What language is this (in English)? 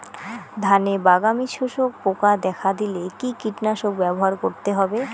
Bangla